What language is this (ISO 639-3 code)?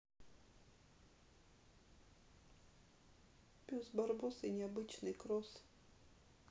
rus